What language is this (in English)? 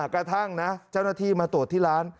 Thai